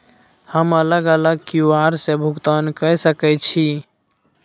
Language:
Maithili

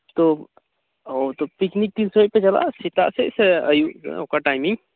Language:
Santali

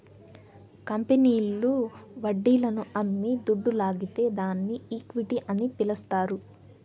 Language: Telugu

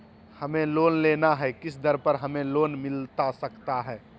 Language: Magahi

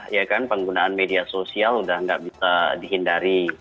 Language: Indonesian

